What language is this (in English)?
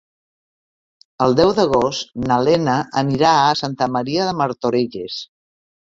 Catalan